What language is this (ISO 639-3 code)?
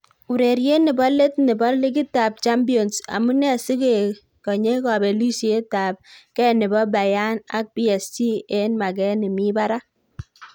kln